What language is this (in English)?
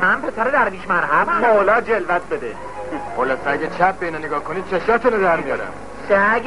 Persian